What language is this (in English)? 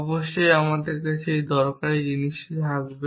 Bangla